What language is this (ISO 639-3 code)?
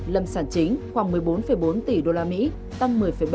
vie